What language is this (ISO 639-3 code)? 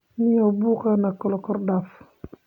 som